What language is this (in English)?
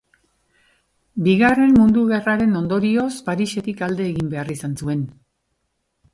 Basque